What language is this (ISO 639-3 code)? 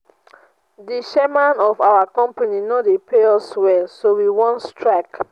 pcm